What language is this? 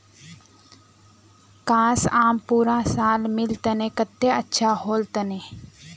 Magahi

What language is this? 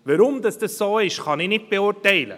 Swiss German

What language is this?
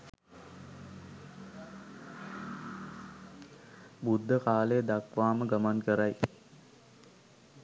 Sinhala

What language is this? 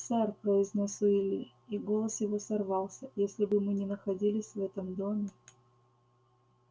Russian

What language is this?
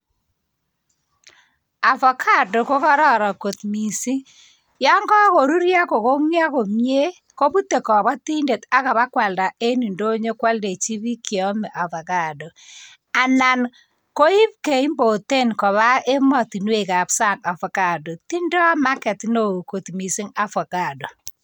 Kalenjin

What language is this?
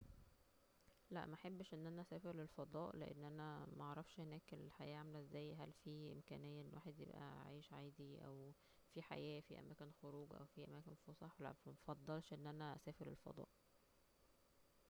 Egyptian Arabic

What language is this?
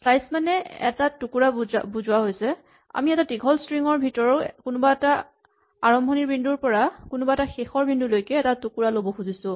Assamese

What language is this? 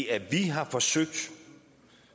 Danish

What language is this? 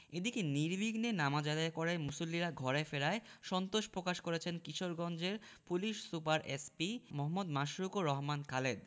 Bangla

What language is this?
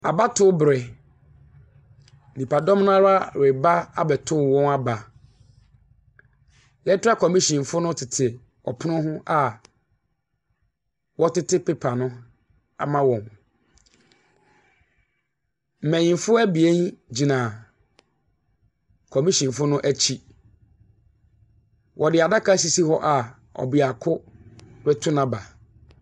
Akan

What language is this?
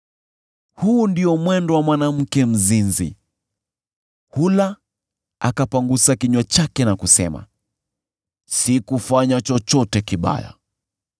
Swahili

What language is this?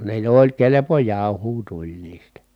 Finnish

